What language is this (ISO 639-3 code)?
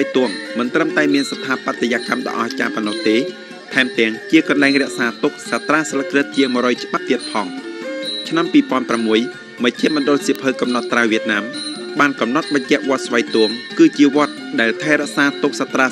tha